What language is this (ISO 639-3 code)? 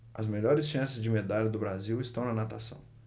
por